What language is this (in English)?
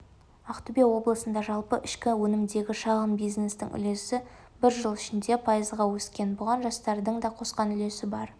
Kazakh